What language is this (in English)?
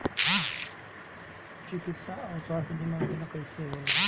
Bhojpuri